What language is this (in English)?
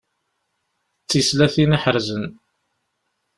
Kabyle